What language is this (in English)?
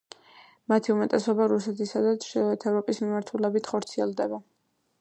Georgian